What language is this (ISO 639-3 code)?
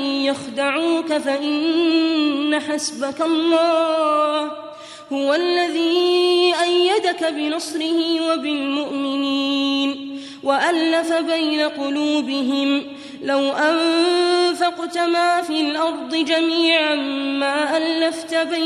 ara